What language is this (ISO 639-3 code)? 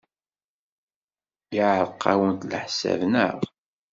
kab